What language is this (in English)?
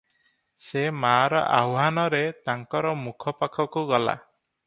Odia